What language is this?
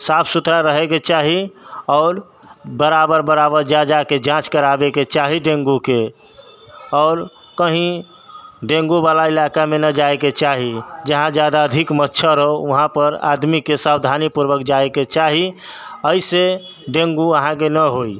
Maithili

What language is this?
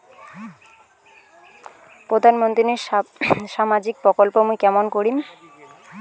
Bangla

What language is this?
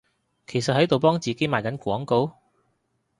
Cantonese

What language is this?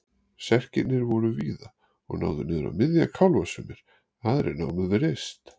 Icelandic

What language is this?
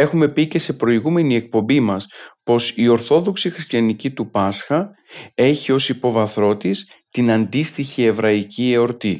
Greek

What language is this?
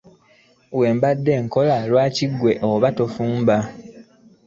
Ganda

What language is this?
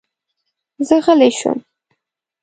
Pashto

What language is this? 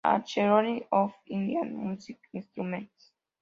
Spanish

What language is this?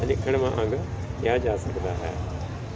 Punjabi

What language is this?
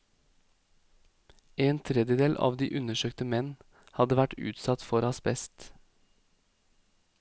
Norwegian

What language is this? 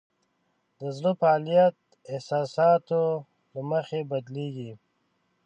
Pashto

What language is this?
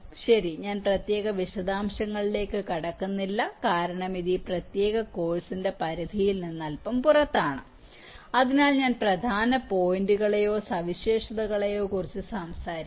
Malayalam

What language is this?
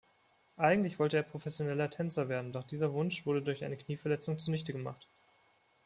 German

